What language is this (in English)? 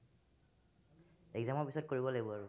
Assamese